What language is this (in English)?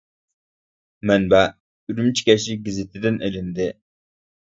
Uyghur